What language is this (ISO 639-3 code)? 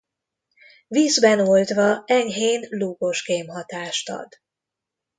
hun